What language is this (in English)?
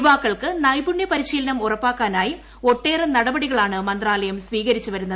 Malayalam